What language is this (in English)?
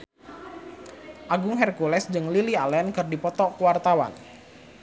Sundanese